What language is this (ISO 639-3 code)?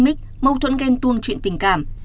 vie